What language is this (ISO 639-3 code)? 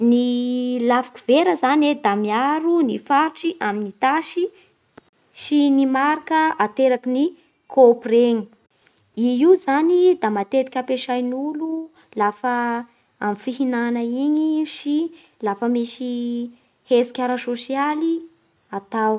bhr